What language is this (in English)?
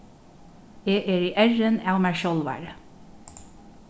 Faroese